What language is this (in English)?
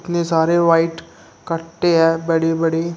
Hindi